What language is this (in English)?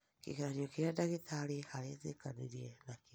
Kikuyu